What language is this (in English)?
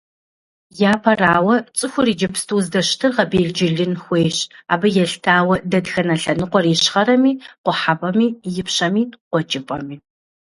Kabardian